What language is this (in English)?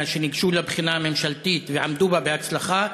Hebrew